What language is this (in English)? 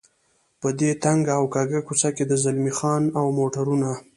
Pashto